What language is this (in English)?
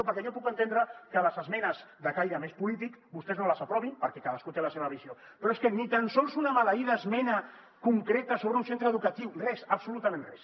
Catalan